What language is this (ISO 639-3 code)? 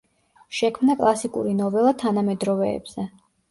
kat